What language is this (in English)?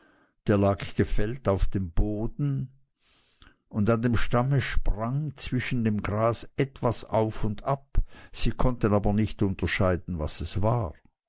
German